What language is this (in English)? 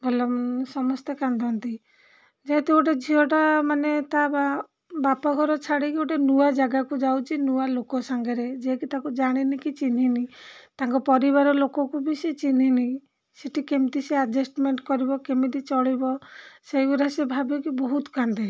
Odia